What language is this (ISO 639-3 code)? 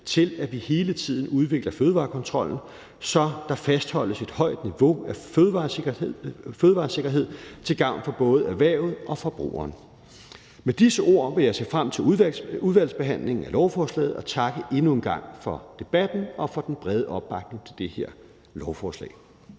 dan